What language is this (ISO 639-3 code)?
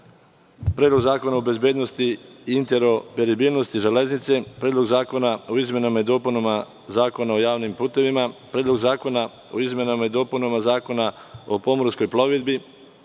srp